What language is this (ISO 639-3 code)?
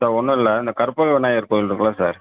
tam